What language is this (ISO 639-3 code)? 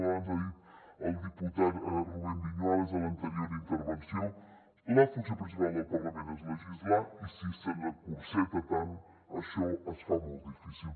cat